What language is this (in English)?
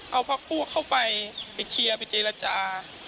Thai